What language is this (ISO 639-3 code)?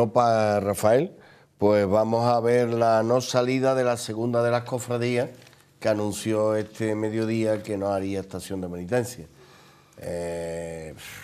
spa